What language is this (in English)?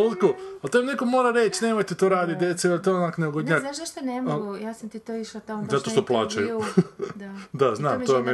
Croatian